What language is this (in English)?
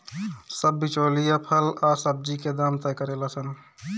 Bhojpuri